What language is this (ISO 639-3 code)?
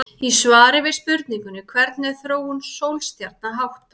isl